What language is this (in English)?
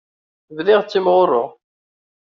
Kabyle